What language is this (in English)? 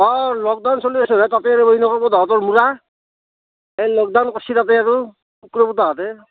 Assamese